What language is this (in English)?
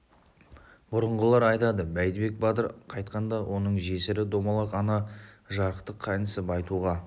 Kazakh